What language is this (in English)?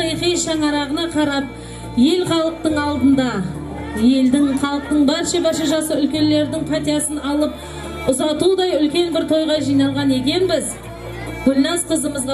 Turkish